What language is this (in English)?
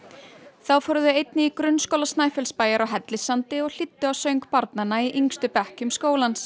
Icelandic